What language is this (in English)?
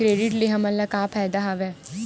Chhattisgarhi